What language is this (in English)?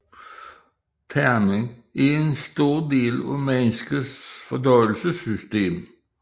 Danish